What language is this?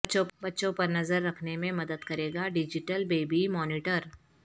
Urdu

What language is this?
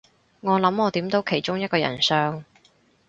Cantonese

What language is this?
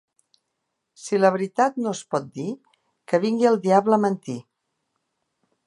Catalan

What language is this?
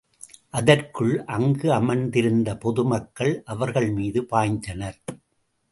Tamil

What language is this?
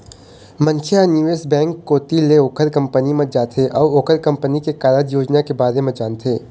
Chhattisgarhi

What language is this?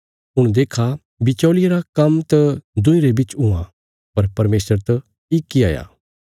Bilaspuri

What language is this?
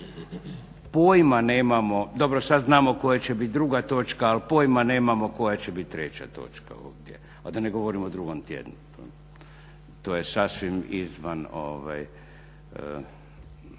Croatian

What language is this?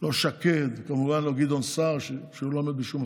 Hebrew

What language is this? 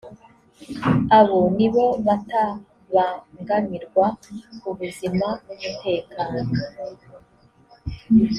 Kinyarwanda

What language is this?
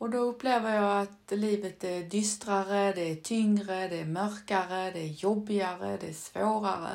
Swedish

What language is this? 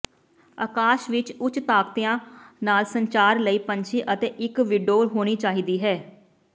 Punjabi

